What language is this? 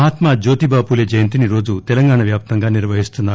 Telugu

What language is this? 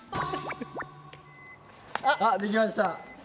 Japanese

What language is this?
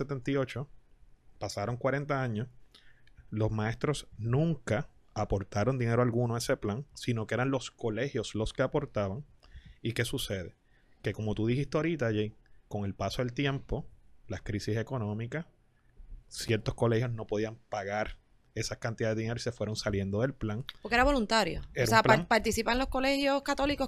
Spanish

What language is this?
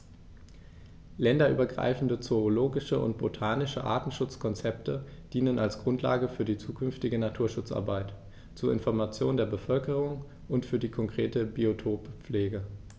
German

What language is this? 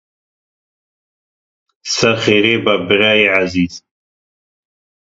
Kurdish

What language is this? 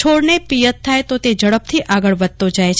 Gujarati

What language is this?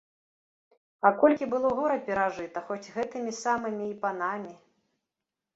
Belarusian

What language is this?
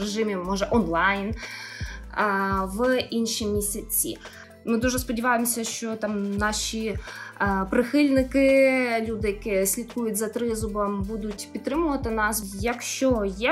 Ukrainian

